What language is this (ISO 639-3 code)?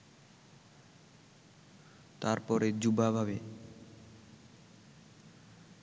ben